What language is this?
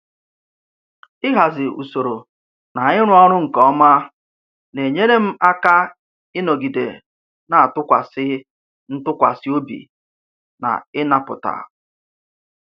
Igbo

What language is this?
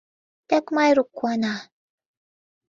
Mari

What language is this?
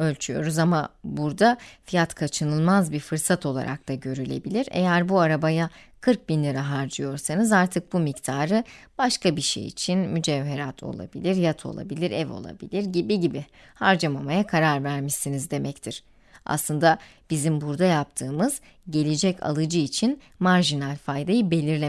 Turkish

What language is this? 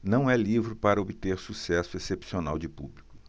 Portuguese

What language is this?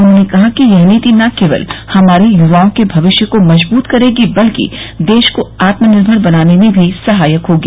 Hindi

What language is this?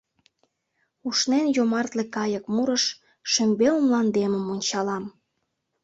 Mari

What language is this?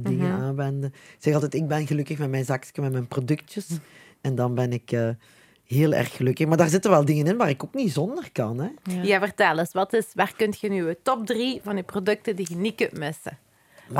Dutch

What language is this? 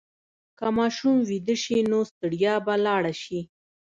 Pashto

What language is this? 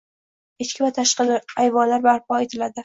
Uzbek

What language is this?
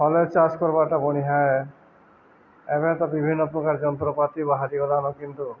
Odia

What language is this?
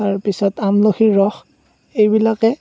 Assamese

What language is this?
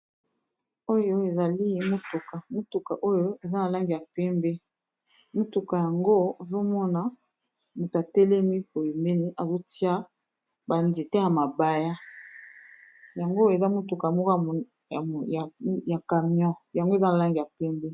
Lingala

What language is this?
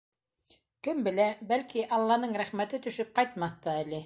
Bashkir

